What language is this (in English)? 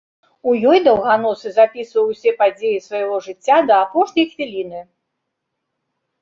Belarusian